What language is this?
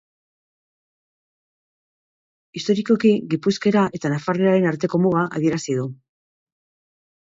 Basque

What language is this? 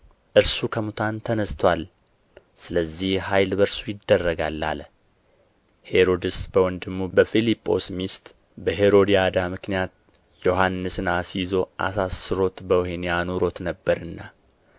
Amharic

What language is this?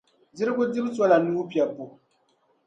Dagbani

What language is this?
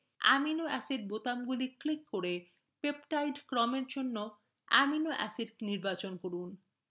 Bangla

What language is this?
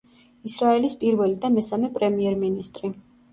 Georgian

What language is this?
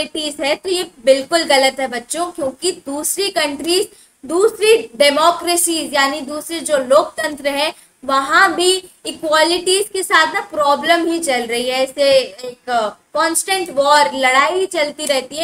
Hindi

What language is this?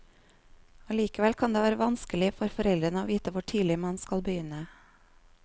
Norwegian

